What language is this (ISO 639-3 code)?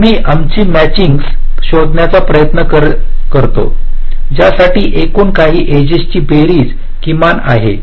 mar